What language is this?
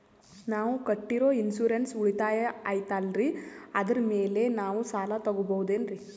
Kannada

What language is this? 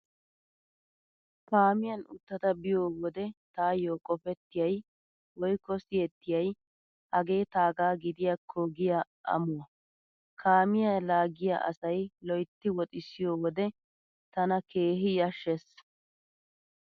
Wolaytta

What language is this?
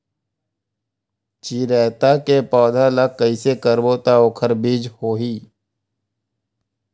Chhattisgarhi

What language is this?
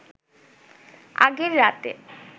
Bangla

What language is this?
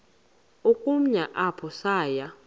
Xhosa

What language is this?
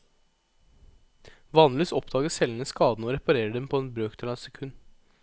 Norwegian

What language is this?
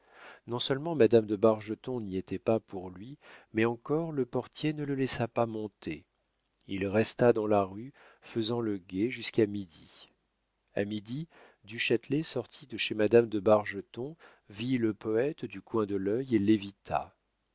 French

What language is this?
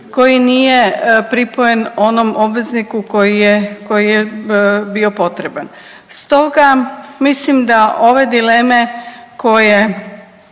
Croatian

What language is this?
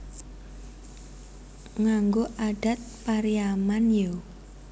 Javanese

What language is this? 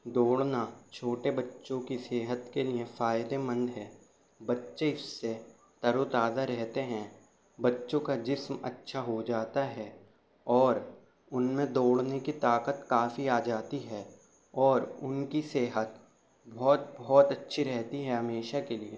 Urdu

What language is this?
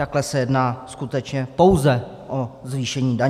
Czech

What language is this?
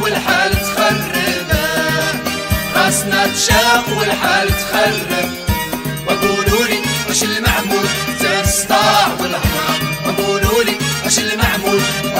Arabic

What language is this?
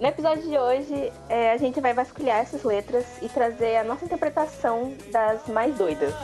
Portuguese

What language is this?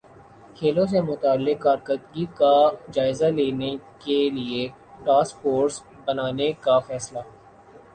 Urdu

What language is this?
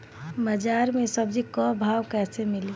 Bhojpuri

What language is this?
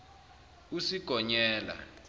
Zulu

